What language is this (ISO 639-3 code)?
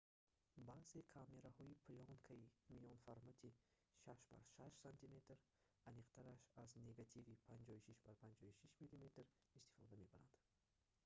tgk